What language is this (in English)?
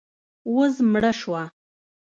Pashto